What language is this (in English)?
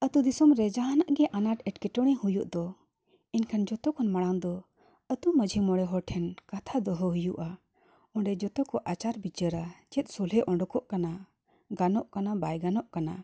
Santali